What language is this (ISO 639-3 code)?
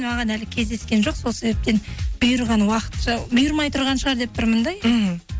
kaz